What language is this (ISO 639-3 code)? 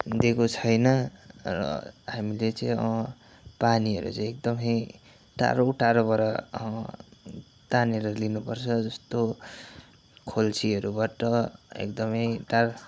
nep